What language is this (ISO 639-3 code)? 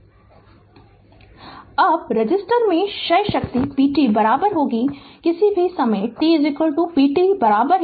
hin